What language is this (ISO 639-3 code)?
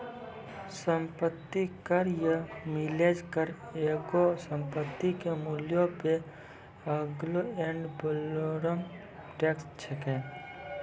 mai